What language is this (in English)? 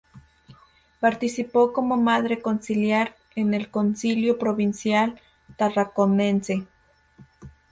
Spanish